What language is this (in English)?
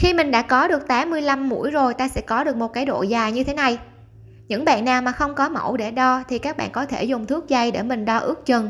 Vietnamese